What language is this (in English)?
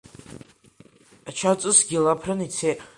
Abkhazian